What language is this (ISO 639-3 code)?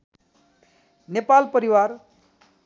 nep